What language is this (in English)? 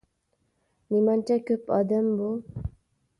Uyghur